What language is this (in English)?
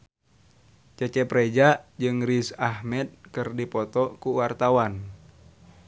Sundanese